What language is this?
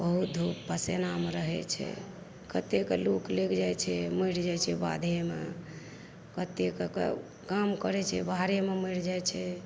Maithili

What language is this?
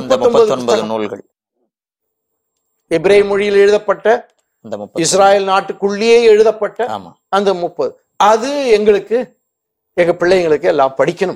Tamil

